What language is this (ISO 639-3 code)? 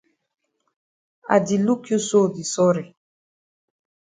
wes